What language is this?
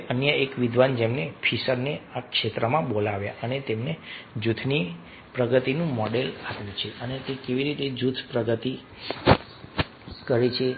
Gujarati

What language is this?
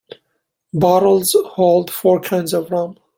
English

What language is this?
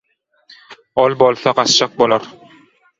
Turkmen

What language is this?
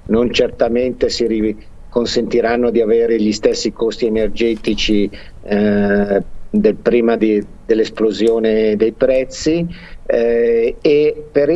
Italian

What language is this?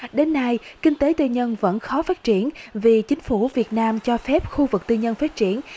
Vietnamese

